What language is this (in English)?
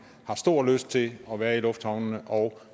Danish